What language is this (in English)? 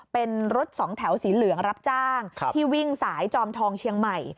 Thai